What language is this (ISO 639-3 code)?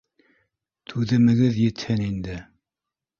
bak